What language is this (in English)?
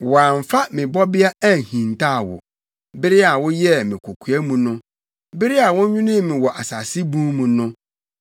Akan